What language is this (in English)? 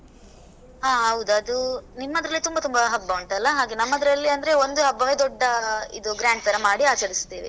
Kannada